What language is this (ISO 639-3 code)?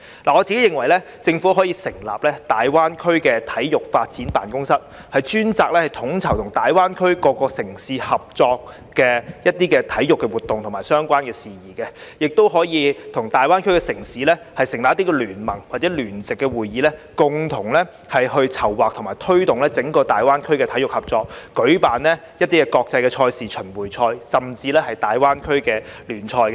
yue